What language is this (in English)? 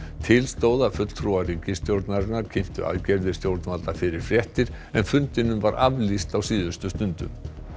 Icelandic